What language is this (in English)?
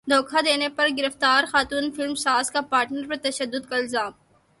Urdu